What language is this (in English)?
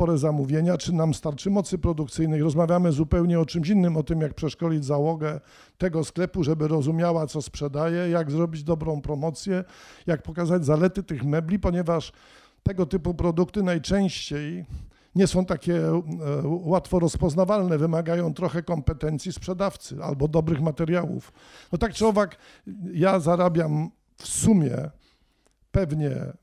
Polish